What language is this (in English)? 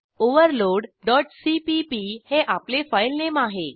Marathi